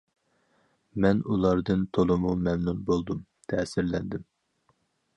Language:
Uyghur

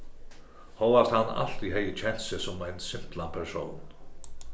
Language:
Faroese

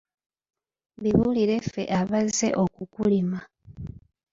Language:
Ganda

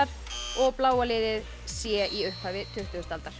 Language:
Icelandic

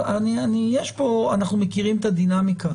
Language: Hebrew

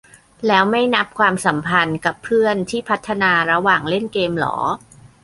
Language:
Thai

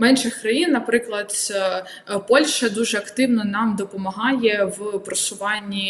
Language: Ukrainian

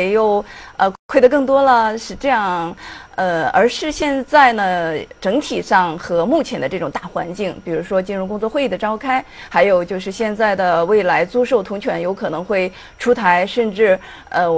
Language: Chinese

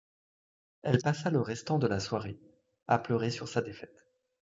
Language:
French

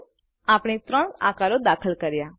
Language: Gujarati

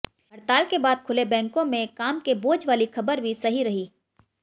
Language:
Hindi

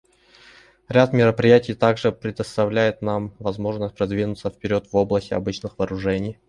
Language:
Russian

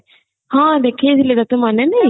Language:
Odia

